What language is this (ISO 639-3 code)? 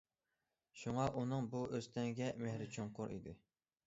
uig